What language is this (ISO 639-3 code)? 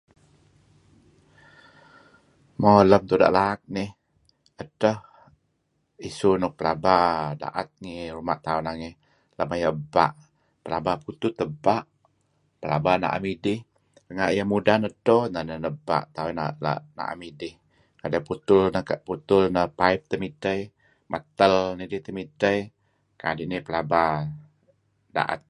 kzi